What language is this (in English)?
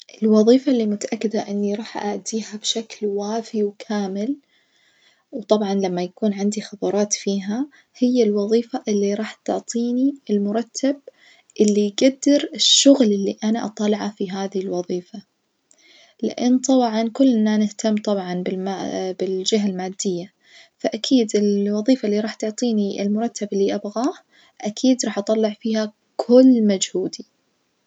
Najdi Arabic